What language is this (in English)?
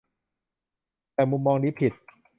Thai